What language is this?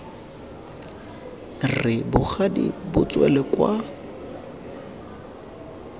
Tswana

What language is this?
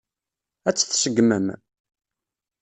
Kabyle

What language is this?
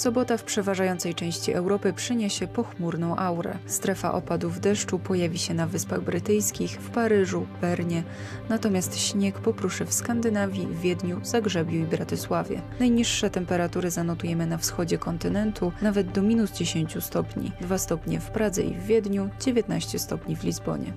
Polish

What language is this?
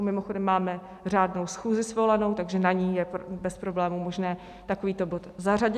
Czech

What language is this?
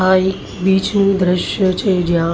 Gujarati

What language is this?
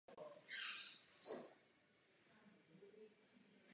Czech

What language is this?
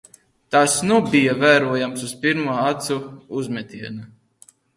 Latvian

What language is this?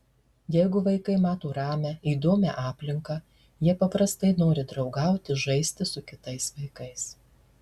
Lithuanian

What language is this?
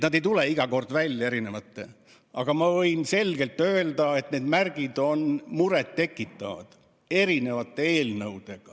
Estonian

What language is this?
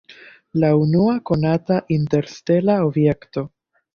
Esperanto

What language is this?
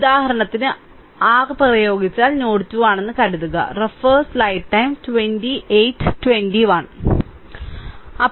Malayalam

